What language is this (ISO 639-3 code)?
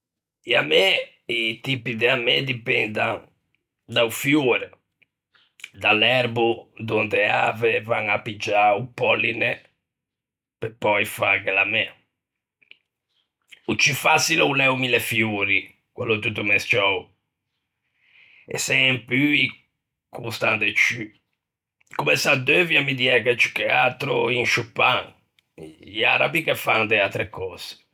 lij